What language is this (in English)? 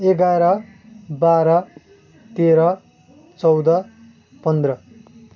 Nepali